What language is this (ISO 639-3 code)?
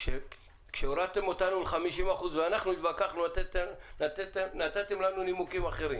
heb